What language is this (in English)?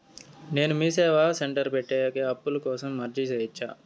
Telugu